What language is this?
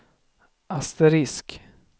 Swedish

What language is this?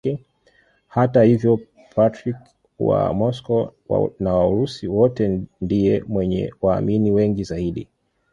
Swahili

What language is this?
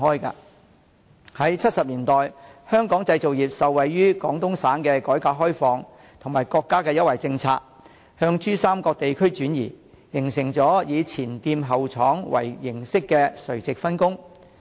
Cantonese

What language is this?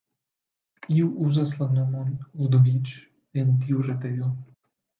Esperanto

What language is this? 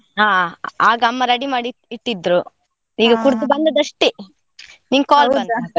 Kannada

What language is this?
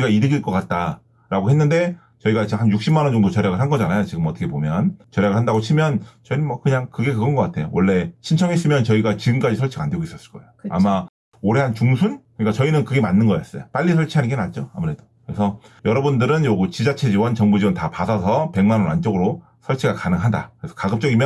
Korean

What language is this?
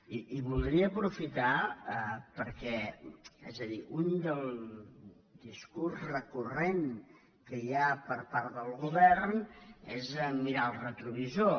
Catalan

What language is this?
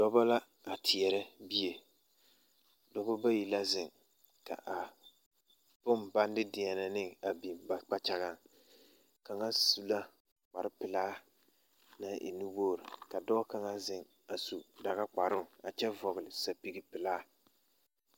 Southern Dagaare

